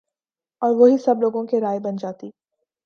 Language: Urdu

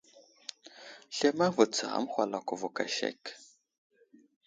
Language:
Wuzlam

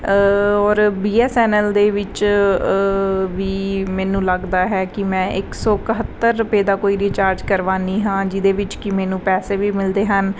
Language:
Punjabi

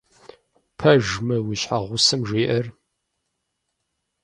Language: Kabardian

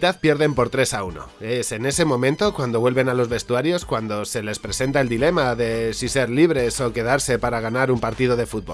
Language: Spanish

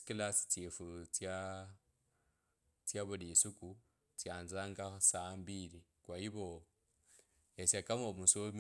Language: Kabras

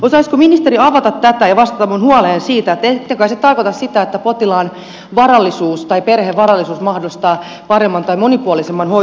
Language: Finnish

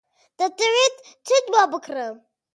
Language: Central Kurdish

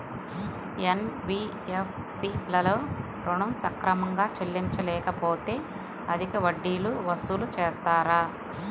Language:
Telugu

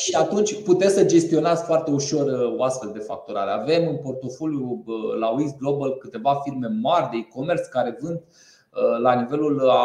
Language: Romanian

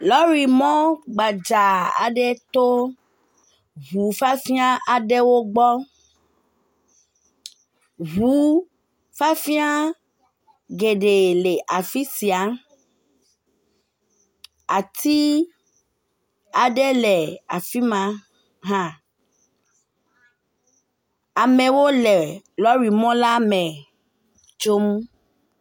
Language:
Ewe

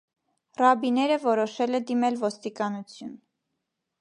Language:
Armenian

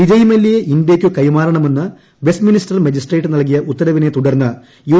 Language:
Malayalam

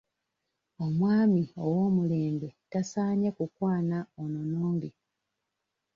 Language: Ganda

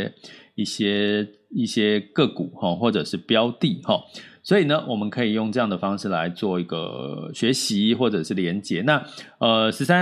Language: Chinese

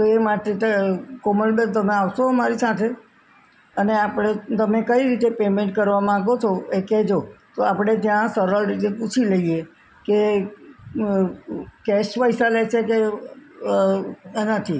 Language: Gujarati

